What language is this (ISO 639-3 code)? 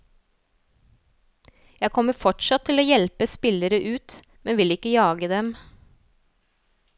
nor